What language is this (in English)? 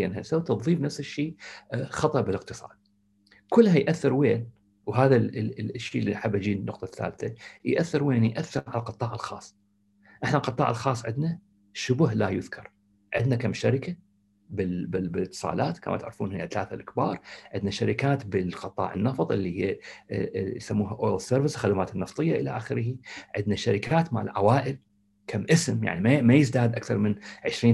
Arabic